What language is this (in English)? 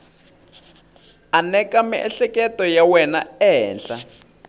Tsonga